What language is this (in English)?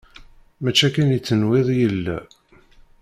Kabyle